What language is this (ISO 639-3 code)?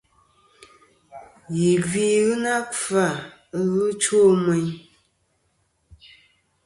bkm